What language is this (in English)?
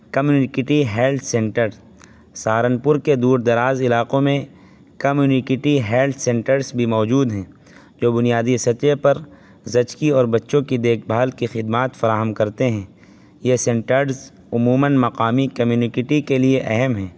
Urdu